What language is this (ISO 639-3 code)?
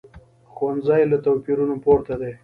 pus